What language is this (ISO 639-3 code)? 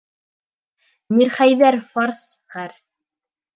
bak